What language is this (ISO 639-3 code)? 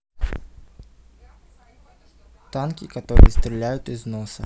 rus